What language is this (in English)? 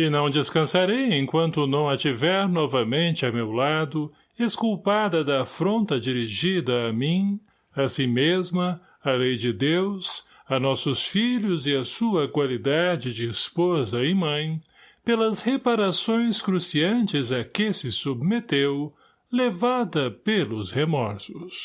Portuguese